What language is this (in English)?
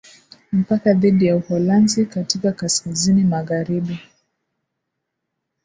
Swahili